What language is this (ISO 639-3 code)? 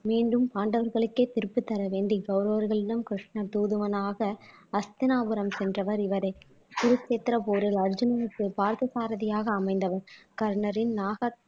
tam